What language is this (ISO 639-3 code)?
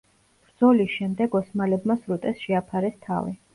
kat